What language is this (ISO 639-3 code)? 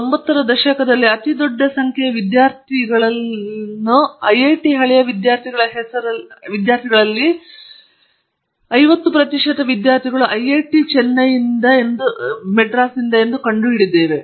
kan